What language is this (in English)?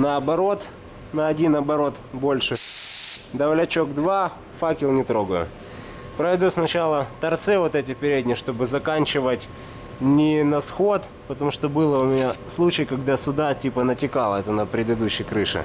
Russian